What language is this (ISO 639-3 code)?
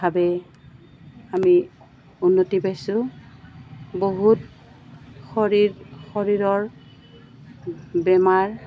asm